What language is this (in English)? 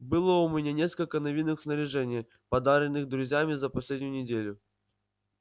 Russian